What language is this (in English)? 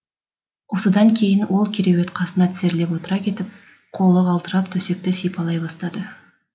Kazakh